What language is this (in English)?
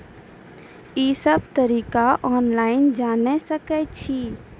Maithili